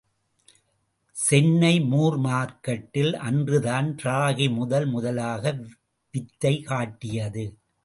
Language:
Tamil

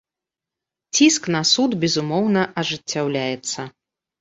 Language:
Belarusian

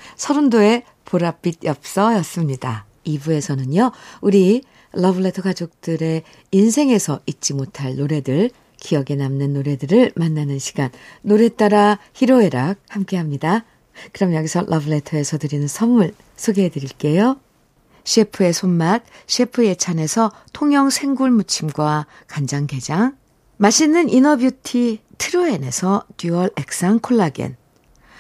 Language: Korean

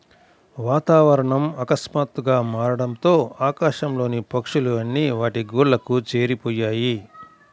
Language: Telugu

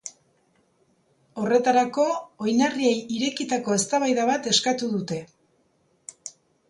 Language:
Basque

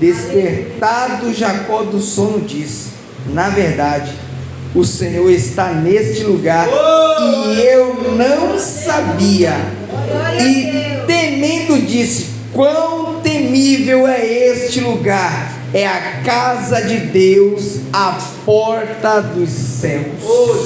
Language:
Portuguese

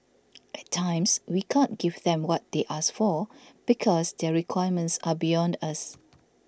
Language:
English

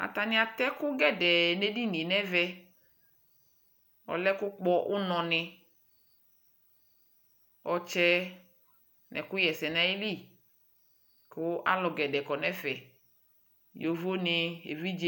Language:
Ikposo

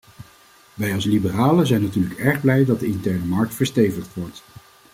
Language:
Dutch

